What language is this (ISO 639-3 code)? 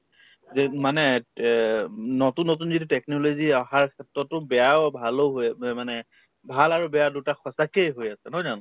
asm